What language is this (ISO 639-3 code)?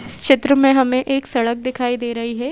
hin